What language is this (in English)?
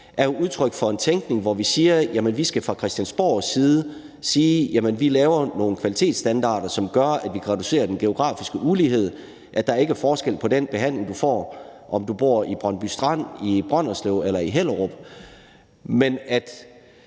Danish